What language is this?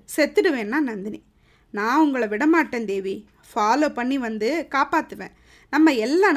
Tamil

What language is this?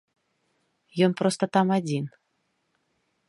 Belarusian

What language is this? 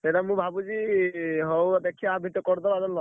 Odia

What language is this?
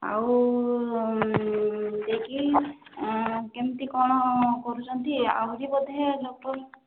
Odia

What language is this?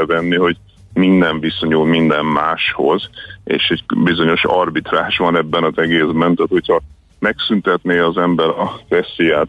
Hungarian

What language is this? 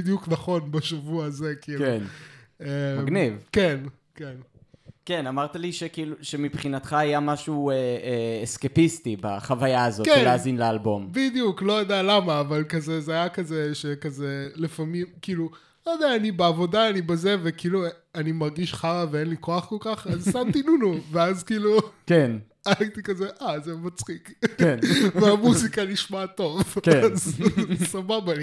Hebrew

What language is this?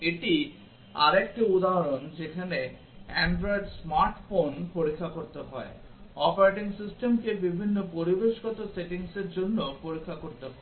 Bangla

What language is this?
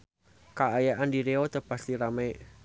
Sundanese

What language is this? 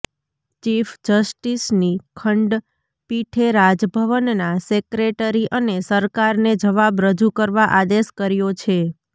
Gujarati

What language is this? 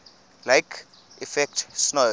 English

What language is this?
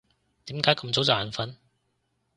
Cantonese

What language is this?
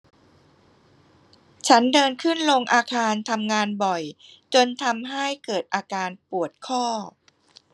Thai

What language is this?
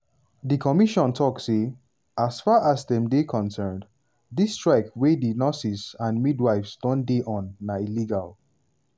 Nigerian Pidgin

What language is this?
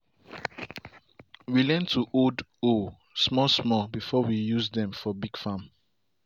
Nigerian Pidgin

